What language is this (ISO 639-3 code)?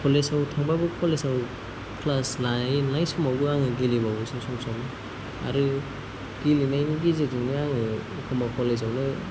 brx